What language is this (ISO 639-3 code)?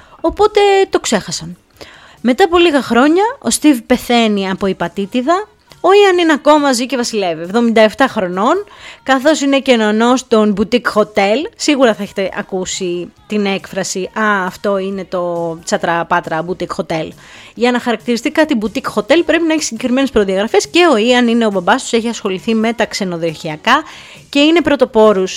ell